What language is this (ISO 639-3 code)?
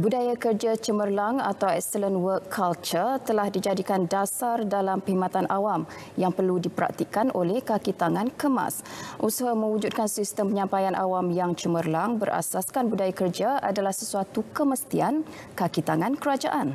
msa